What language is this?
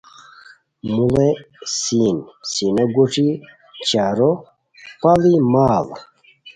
Khowar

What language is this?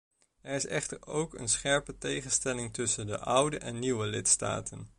Dutch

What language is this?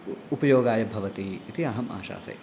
Sanskrit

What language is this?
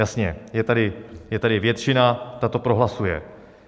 Czech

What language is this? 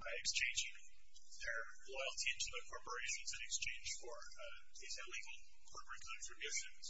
English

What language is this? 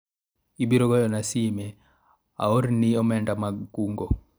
Luo (Kenya and Tanzania)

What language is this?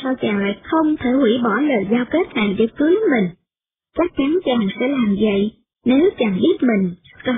Vietnamese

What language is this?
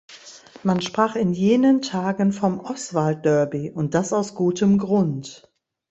German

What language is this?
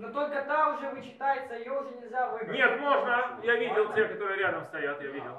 Russian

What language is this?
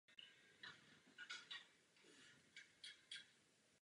Czech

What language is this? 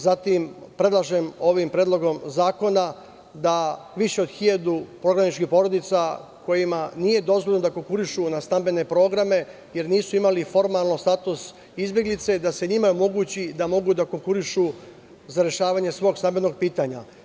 Serbian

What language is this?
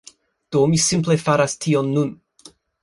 Esperanto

